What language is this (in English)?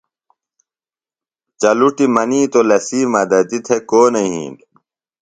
Phalura